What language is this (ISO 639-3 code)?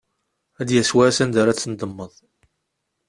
kab